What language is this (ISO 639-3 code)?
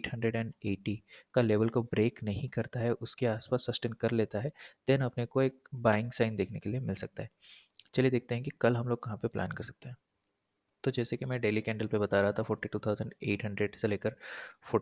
hin